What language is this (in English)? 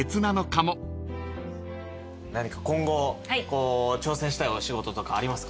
Japanese